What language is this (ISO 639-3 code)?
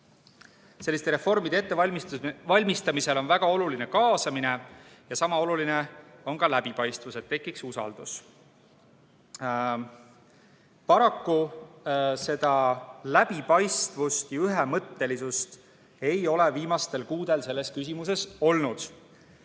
est